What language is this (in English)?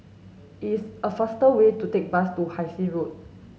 English